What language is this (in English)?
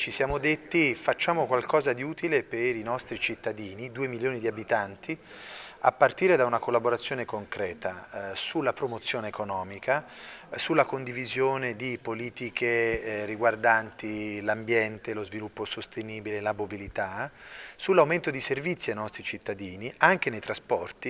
Italian